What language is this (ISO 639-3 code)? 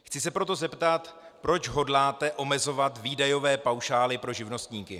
ces